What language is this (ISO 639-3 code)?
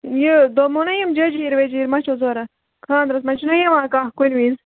kas